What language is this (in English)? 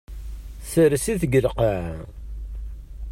Kabyle